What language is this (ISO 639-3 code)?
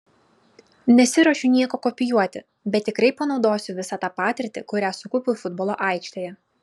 lit